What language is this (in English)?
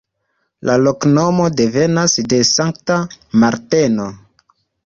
Esperanto